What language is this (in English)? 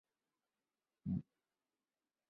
Chinese